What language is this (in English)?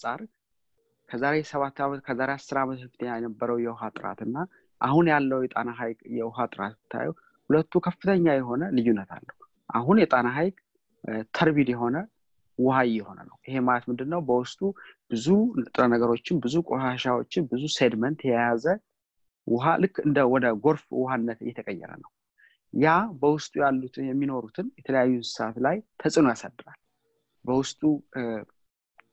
Amharic